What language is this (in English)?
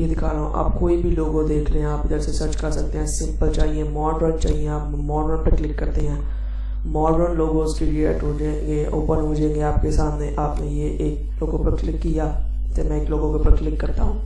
Hindi